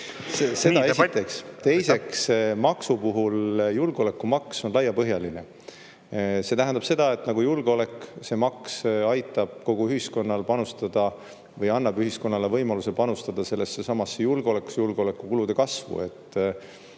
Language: Estonian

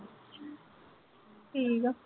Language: Punjabi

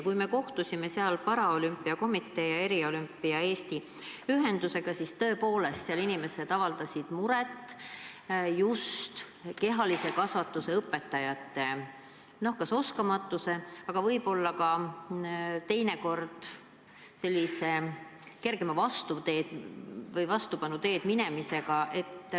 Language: Estonian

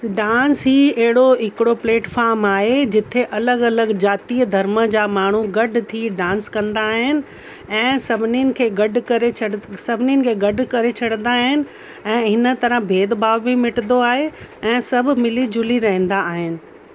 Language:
Sindhi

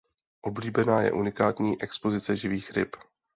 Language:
Czech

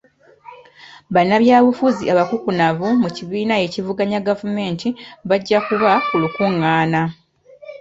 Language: Ganda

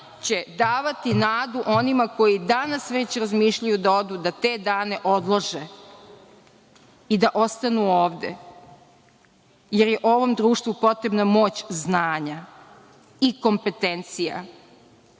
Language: Serbian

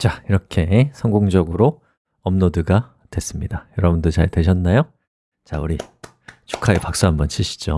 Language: Korean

